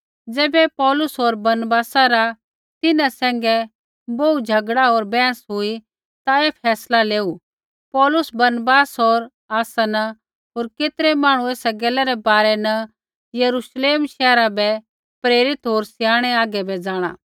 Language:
Kullu Pahari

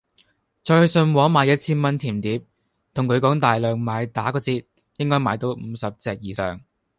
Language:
Cantonese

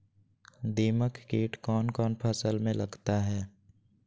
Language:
Magahi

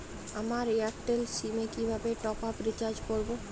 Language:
Bangla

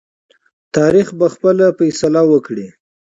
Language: Pashto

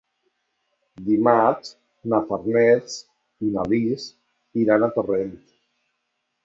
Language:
Catalan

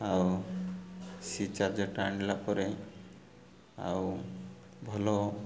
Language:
Odia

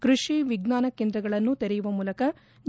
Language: Kannada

